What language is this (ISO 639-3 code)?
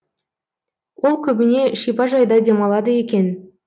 kaz